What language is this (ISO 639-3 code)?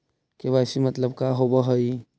mag